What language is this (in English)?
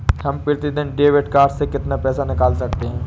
Hindi